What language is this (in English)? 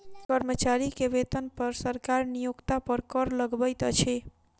Maithili